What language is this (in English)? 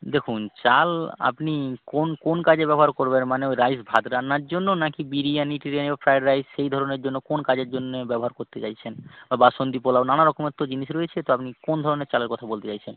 Bangla